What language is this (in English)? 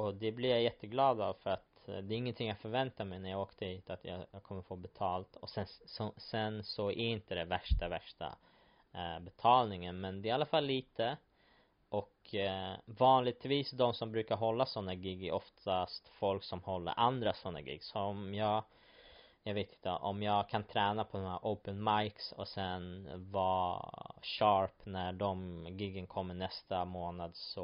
Swedish